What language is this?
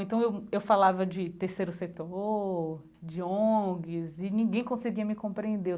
Portuguese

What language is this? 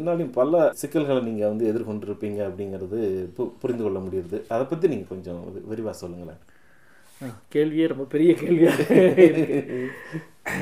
Tamil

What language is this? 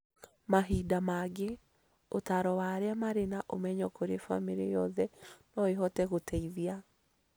Kikuyu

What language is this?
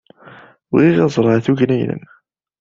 Kabyle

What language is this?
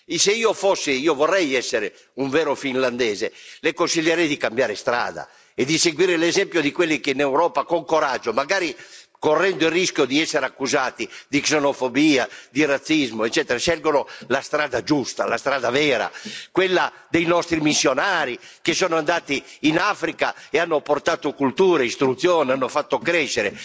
Italian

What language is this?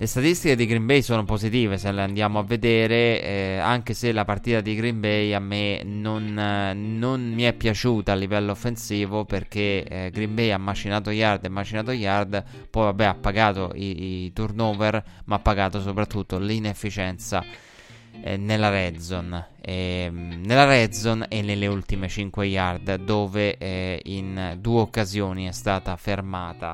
Italian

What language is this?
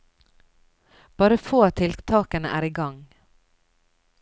Norwegian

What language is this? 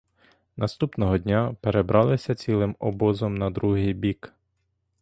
Ukrainian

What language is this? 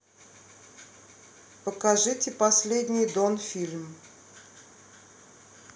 Russian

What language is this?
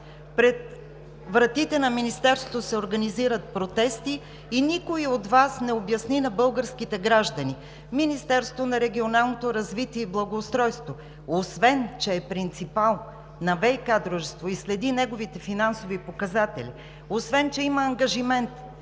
Bulgarian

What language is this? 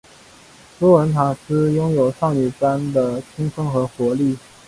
Chinese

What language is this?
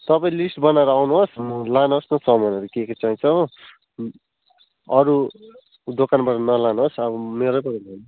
Nepali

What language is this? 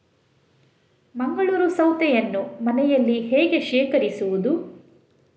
Kannada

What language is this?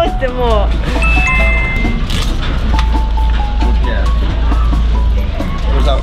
Japanese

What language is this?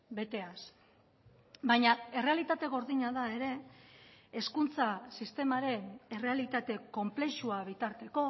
Basque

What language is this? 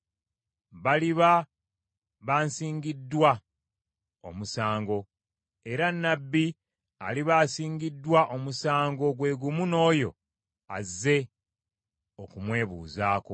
Ganda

